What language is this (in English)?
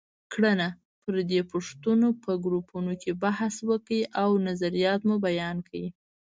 Pashto